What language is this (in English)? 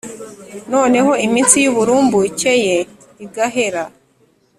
Kinyarwanda